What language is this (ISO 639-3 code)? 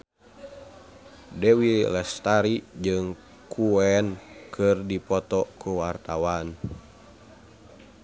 sun